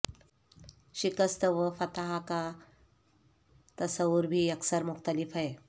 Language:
Urdu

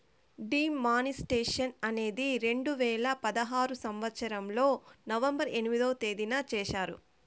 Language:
Telugu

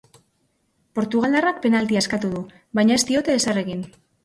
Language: Basque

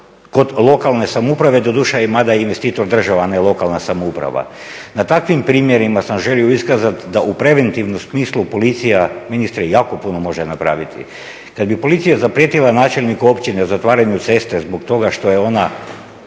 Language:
Croatian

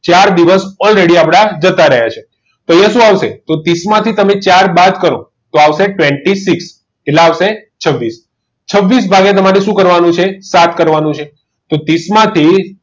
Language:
Gujarati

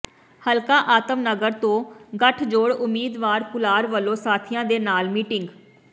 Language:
Punjabi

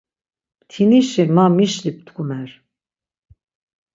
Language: Laz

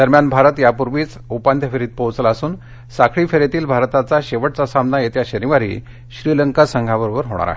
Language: Marathi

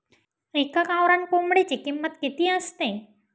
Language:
Marathi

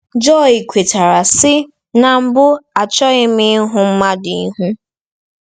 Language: Igbo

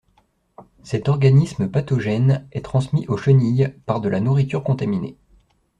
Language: French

